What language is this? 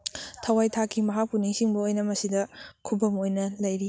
Manipuri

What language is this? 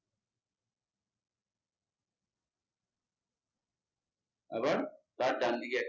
Bangla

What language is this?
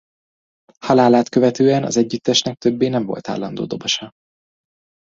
Hungarian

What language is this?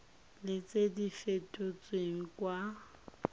Tswana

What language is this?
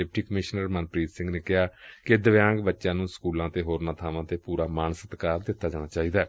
Punjabi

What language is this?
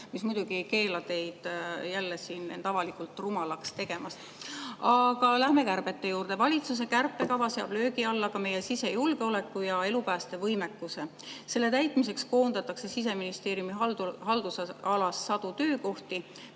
Estonian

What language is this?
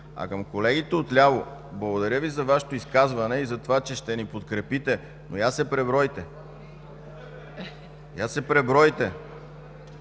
Bulgarian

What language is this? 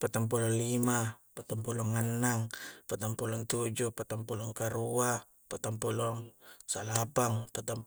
Coastal Konjo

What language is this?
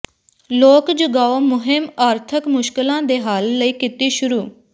Punjabi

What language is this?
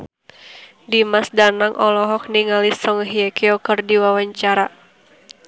Sundanese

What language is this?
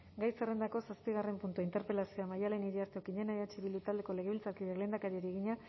Basque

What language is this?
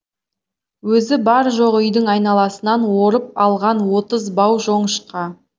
Kazakh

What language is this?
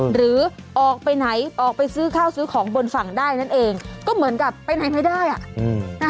Thai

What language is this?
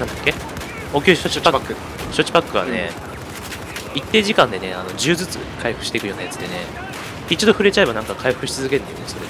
Japanese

